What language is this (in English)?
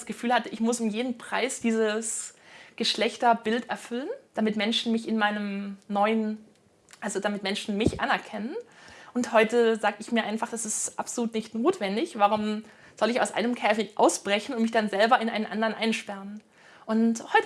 German